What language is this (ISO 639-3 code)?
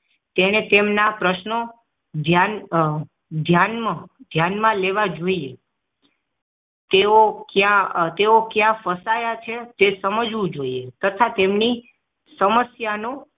guj